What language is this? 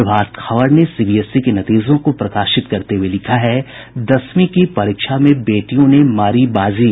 Hindi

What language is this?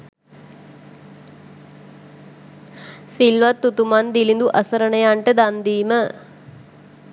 Sinhala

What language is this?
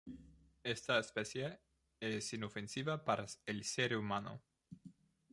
Spanish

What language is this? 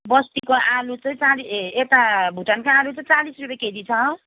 Nepali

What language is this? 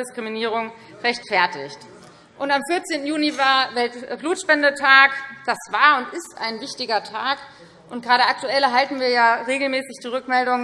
German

